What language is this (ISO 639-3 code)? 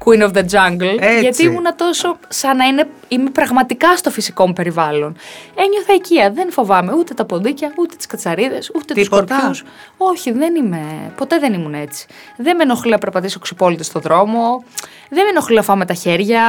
ell